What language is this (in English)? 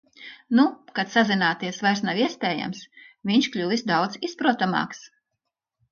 Latvian